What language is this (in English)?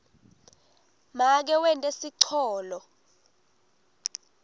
Swati